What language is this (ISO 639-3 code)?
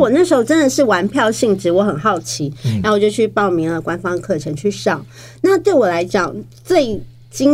zho